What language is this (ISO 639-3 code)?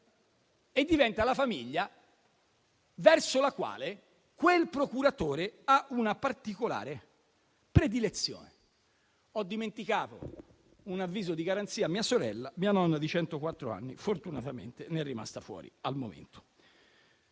ita